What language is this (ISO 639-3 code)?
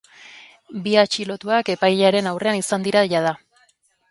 eus